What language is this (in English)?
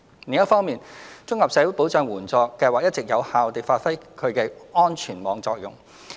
Cantonese